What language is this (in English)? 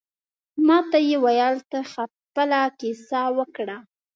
Pashto